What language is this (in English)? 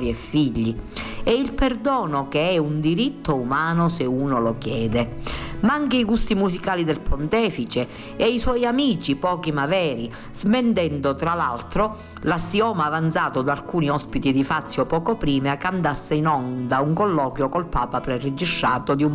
Italian